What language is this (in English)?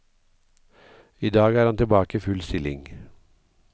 Norwegian